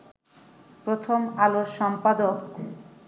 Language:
Bangla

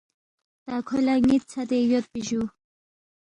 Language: Balti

